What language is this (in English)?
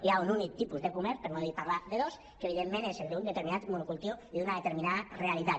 Catalan